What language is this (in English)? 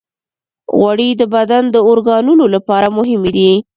Pashto